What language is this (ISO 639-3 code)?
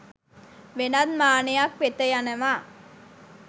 sin